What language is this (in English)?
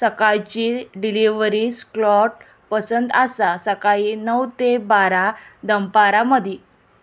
Konkani